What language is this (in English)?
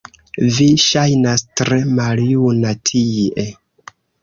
Esperanto